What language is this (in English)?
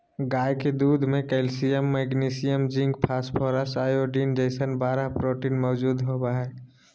Magahi